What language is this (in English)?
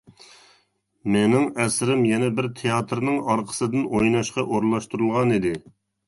Uyghur